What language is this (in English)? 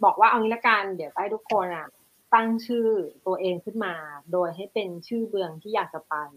Thai